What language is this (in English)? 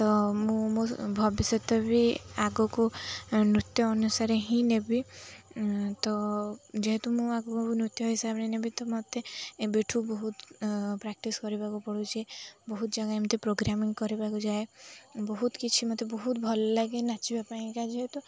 Odia